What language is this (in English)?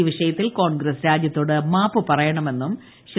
Malayalam